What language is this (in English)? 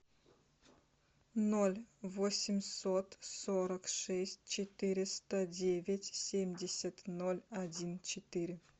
Russian